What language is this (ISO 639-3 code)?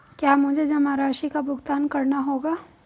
hin